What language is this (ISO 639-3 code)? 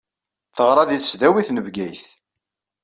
kab